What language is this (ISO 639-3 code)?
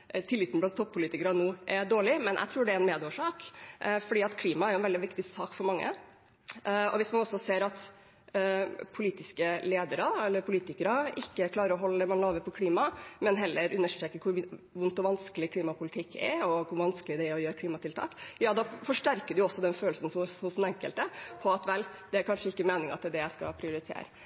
nob